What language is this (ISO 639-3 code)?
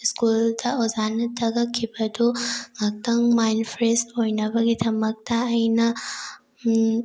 mni